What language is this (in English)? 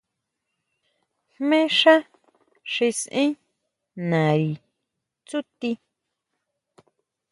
Huautla Mazatec